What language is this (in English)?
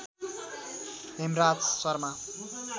Nepali